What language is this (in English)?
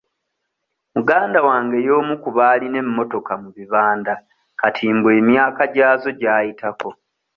Ganda